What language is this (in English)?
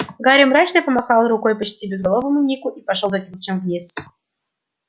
Russian